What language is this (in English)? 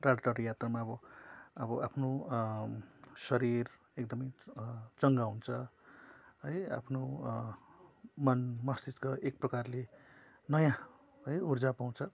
Nepali